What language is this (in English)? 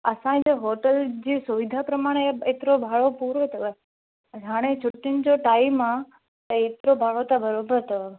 Sindhi